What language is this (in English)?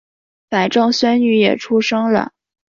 Chinese